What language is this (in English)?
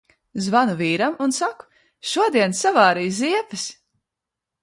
Latvian